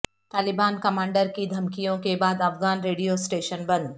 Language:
Urdu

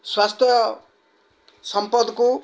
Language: Odia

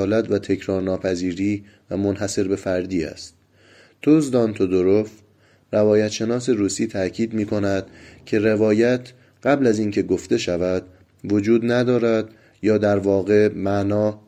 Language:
Persian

